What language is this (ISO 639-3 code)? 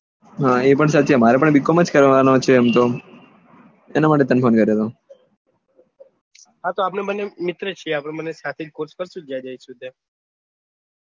guj